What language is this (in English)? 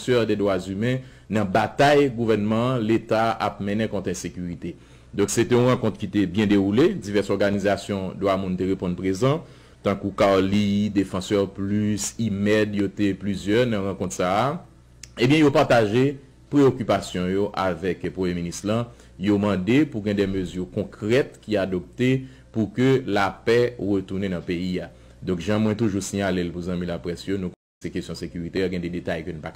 French